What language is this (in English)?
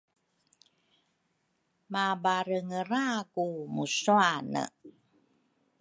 Rukai